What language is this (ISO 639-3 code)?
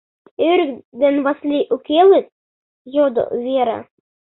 chm